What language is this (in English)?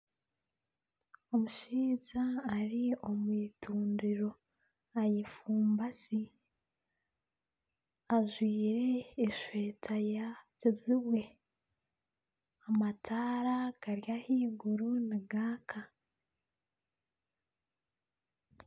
Nyankole